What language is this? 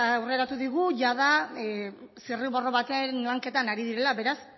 Basque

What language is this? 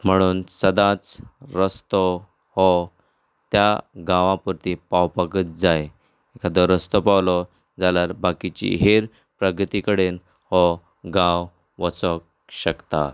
Konkani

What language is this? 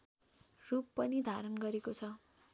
Nepali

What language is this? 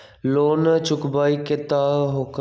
Magahi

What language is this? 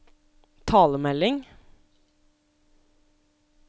Norwegian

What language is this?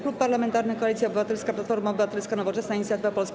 Polish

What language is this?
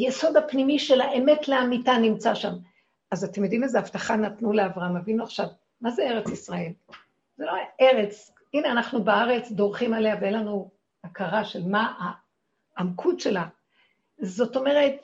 Hebrew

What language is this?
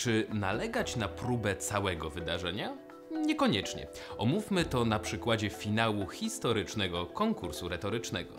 Polish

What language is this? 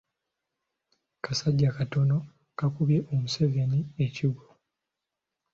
Ganda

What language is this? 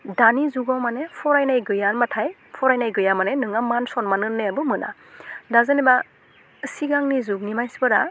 Bodo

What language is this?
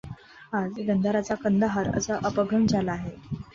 Marathi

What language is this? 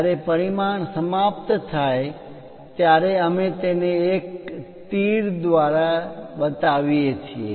Gujarati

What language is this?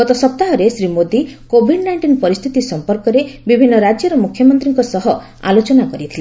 Odia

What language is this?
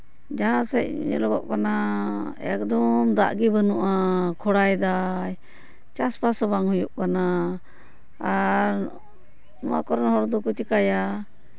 Santali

